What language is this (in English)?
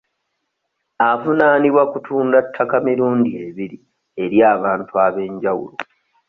Ganda